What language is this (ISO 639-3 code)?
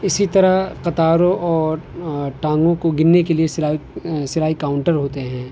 urd